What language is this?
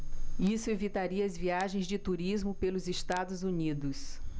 Portuguese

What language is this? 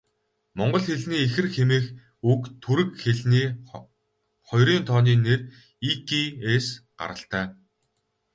Mongolian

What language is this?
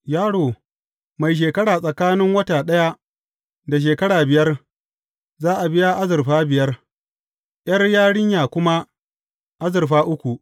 Hausa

